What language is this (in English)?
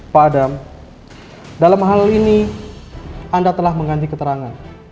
Indonesian